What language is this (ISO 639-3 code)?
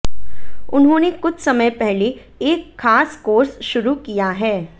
hin